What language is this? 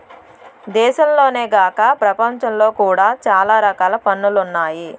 Telugu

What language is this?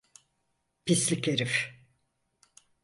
Turkish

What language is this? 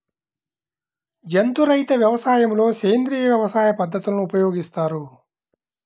Telugu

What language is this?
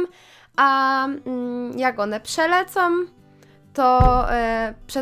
Polish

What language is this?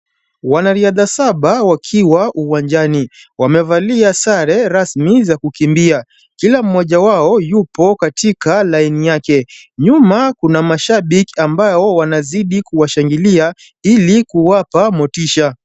Swahili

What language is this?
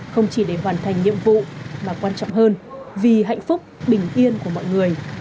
Vietnamese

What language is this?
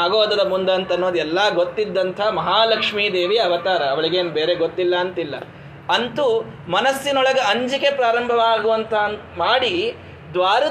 Kannada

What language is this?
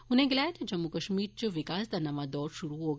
Dogri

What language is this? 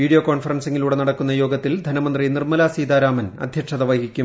Malayalam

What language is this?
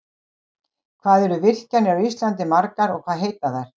Icelandic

